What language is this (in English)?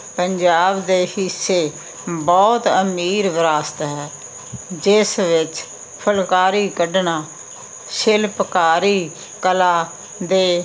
Punjabi